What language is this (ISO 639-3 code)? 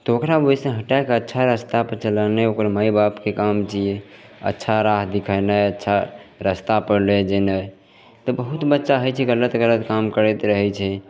mai